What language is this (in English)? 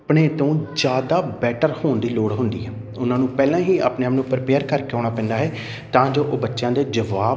Punjabi